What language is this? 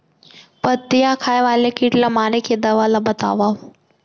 Chhattisgarhi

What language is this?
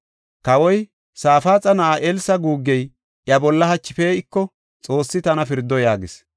Gofa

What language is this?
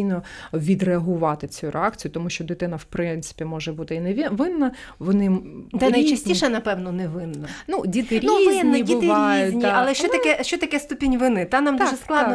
Ukrainian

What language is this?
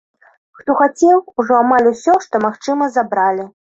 Belarusian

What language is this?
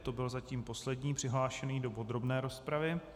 Czech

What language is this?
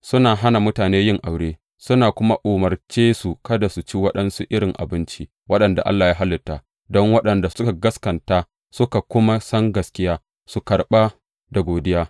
Hausa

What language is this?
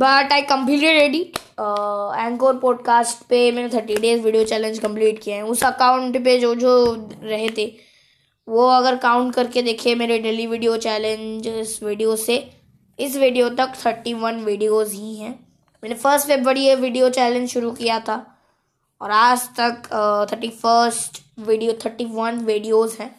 Hindi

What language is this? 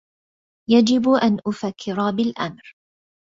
Arabic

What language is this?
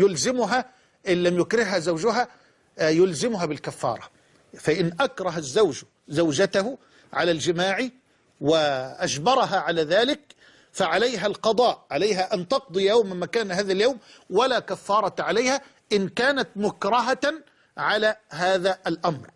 Arabic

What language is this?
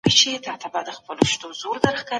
Pashto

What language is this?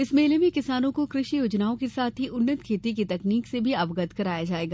Hindi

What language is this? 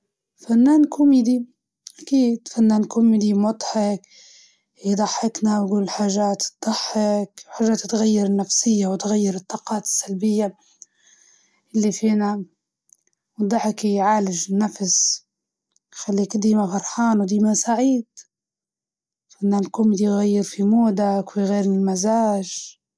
Libyan Arabic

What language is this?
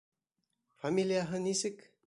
Bashkir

